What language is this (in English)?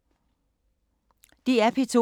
Danish